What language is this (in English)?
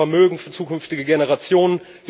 German